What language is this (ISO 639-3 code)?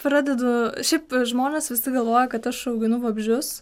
lit